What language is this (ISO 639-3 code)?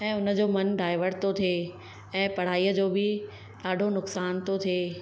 snd